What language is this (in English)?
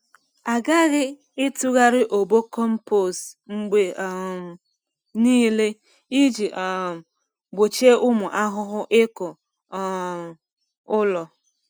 Igbo